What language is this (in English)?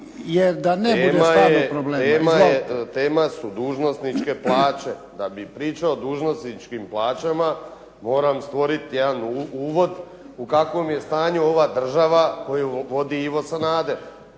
Croatian